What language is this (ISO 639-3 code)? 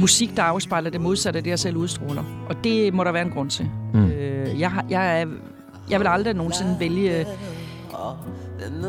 dan